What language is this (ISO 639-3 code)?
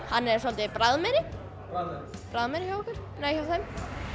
isl